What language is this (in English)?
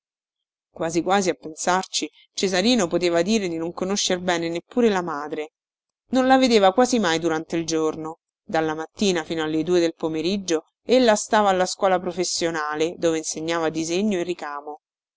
Italian